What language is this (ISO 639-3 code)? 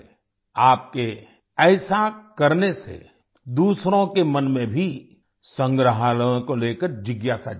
hin